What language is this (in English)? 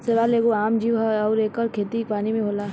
Bhojpuri